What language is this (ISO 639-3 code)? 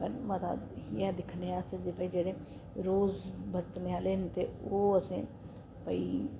doi